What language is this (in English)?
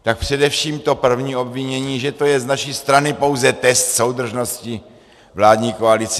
Czech